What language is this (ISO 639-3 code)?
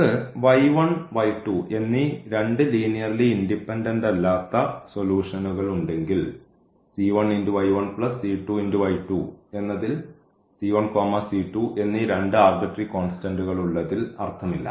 mal